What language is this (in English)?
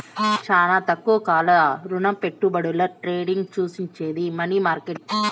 Telugu